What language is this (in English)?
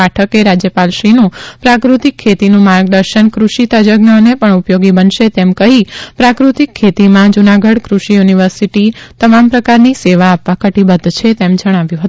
Gujarati